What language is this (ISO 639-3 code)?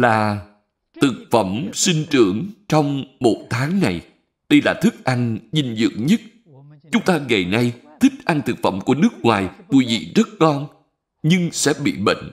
vie